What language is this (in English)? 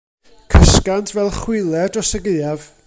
Welsh